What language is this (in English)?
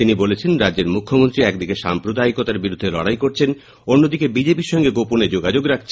Bangla